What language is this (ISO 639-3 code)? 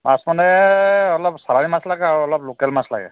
asm